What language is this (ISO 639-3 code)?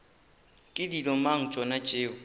nso